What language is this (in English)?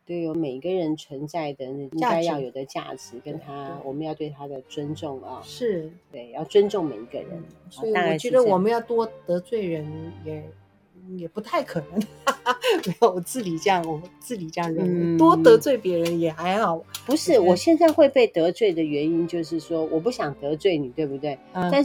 Chinese